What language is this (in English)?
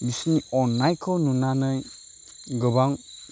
Bodo